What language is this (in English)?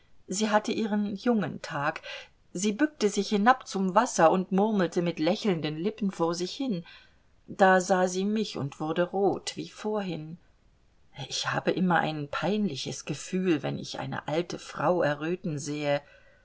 German